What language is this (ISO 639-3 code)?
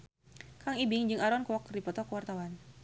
sun